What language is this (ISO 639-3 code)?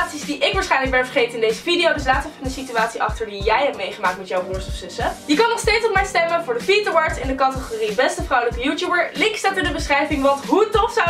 nld